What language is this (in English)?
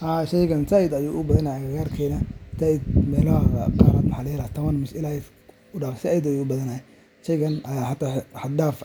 Somali